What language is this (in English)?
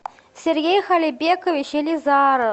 Russian